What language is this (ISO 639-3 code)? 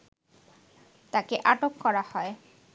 ben